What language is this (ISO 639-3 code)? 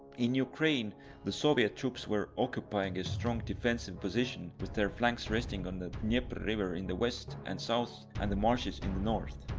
eng